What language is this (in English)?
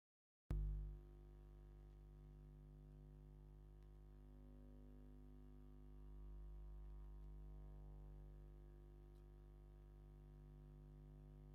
Tigrinya